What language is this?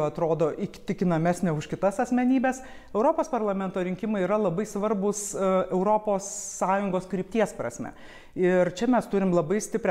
Lithuanian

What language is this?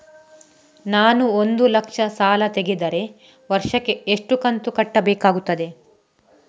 Kannada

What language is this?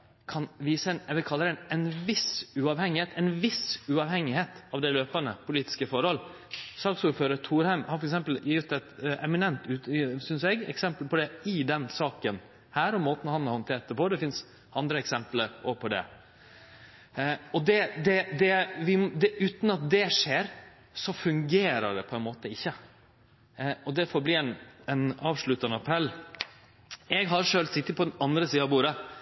Norwegian Nynorsk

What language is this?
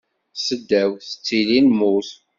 Kabyle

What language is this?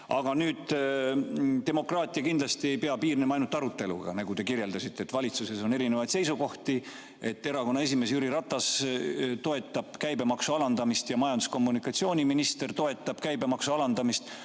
Estonian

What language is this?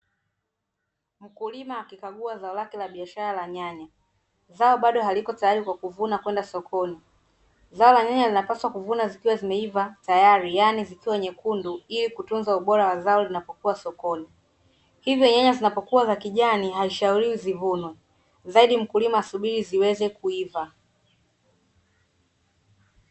Swahili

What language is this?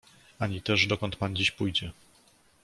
Polish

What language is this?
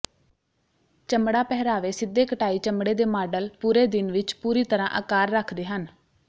Punjabi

